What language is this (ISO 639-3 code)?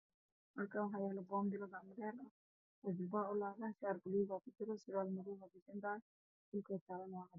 som